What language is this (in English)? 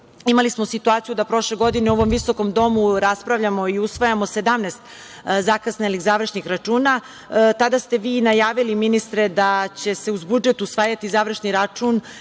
Serbian